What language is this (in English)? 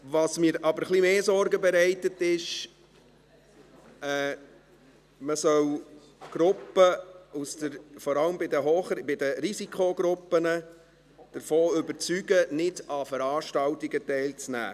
Swiss German